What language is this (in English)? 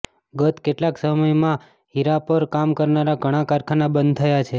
Gujarati